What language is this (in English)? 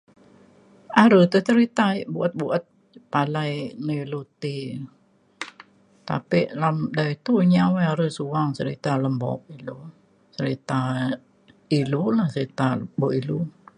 Mainstream Kenyah